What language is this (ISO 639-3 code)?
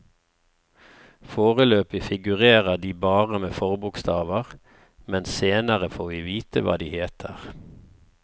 nor